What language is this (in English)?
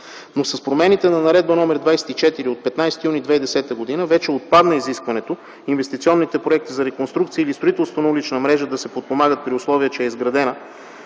Bulgarian